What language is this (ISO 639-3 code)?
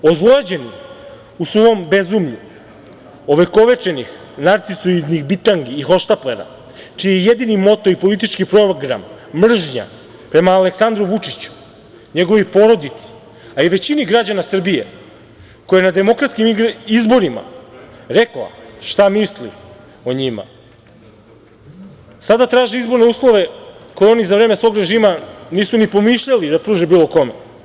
srp